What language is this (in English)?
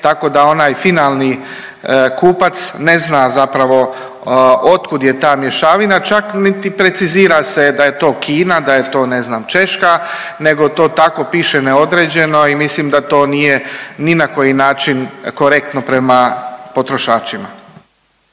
Croatian